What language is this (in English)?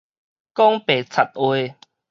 Min Nan Chinese